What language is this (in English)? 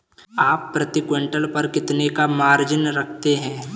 Hindi